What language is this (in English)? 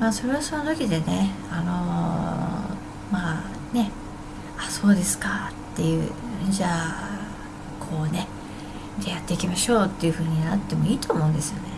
Japanese